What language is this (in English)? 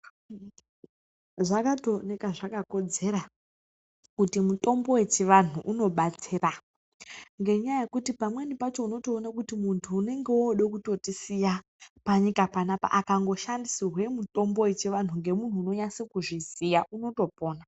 Ndau